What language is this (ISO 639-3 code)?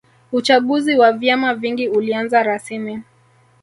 swa